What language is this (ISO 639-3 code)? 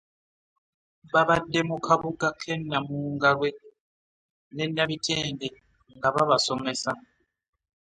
lug